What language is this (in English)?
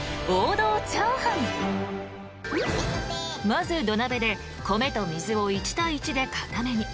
Japanese